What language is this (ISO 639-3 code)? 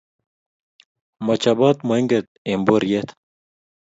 kln